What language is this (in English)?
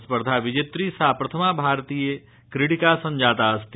Sanskrit